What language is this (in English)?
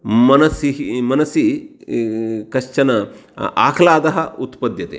Sanskrit